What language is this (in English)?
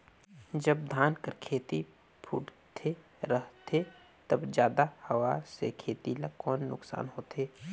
Chhattisgarhi